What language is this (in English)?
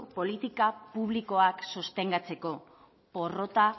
Basque